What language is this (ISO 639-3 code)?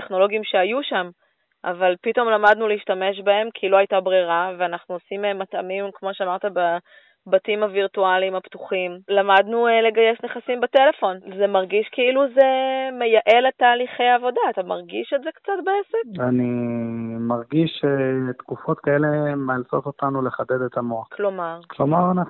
heb